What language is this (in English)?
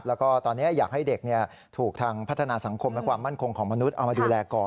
Thai